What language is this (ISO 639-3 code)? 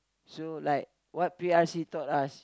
eng